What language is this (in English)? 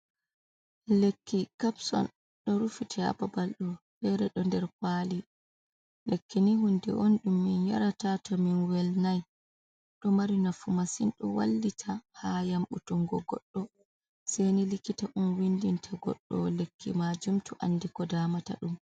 Fula